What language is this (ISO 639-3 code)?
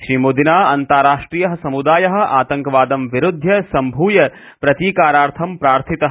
san